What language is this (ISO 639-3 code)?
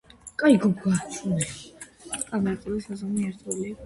kat